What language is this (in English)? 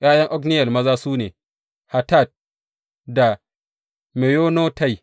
Hausa